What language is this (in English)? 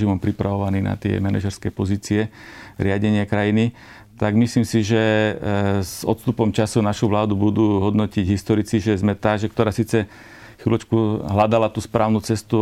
Slovak